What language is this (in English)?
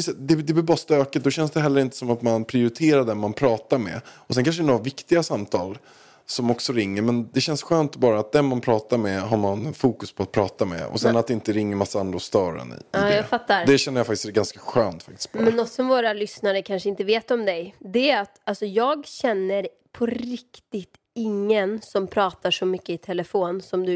Swedish